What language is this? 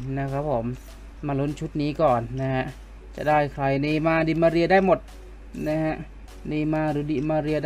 Thai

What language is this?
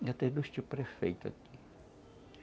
Portuguese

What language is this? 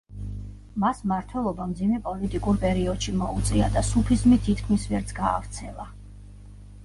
Georgian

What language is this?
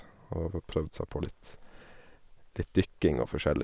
Norwegian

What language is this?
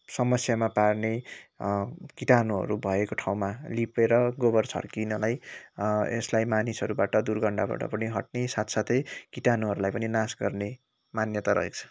Nepali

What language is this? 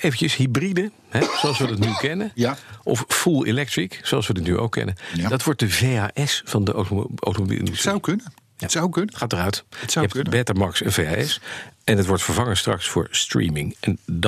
Dutch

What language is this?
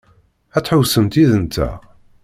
Kabyle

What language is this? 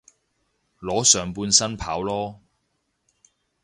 Cantonese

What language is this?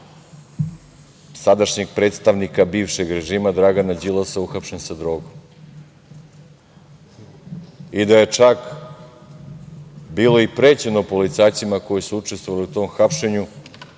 Serbian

